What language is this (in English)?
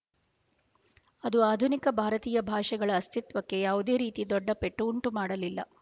Kannada